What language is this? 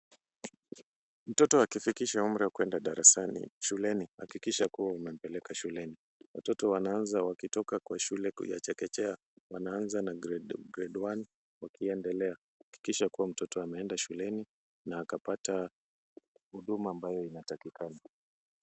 Swahili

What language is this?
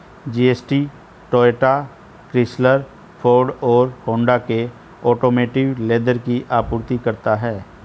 Hindi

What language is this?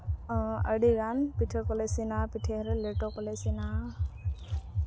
Santali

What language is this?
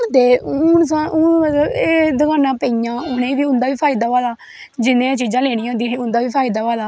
Dogri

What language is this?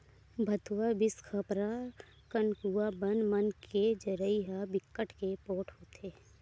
Chhattisgarhi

